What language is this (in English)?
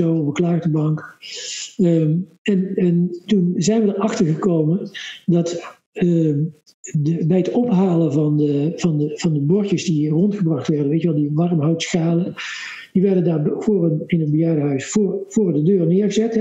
Dutch